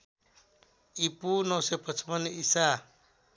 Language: Nepali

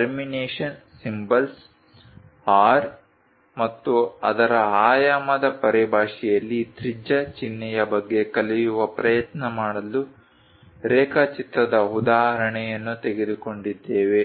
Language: Kannada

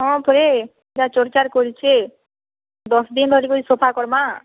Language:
Odia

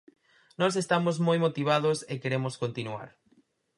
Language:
Galician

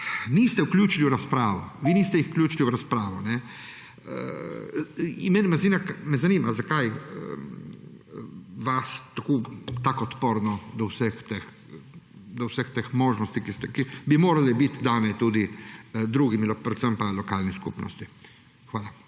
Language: Slovenian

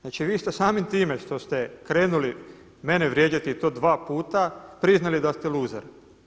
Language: Croatian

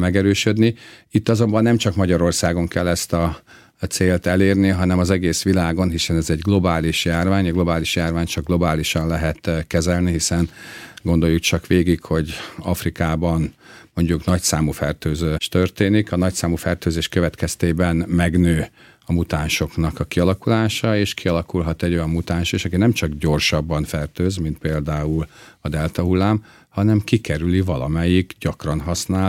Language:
Hungarian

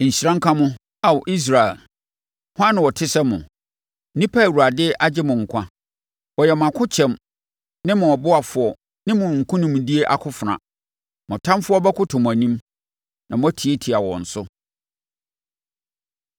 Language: Akan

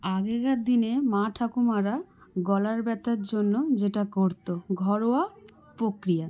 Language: Bangla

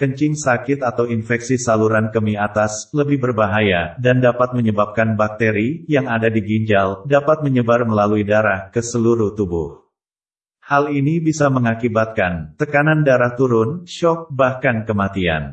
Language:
Indonesian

